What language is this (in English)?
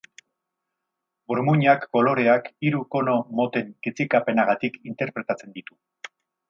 Basque